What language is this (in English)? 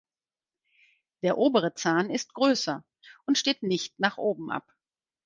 German